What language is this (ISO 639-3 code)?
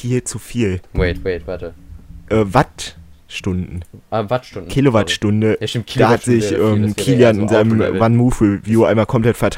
deu